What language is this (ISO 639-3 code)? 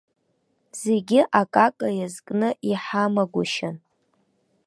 abk